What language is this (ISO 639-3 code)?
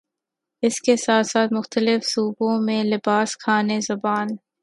urd